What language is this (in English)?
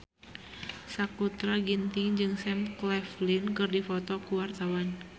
Sundanese